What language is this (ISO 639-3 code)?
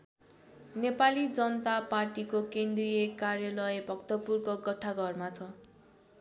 nep